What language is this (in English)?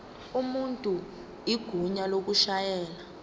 Zulu